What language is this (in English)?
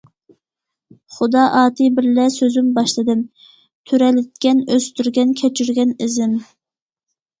Uyghur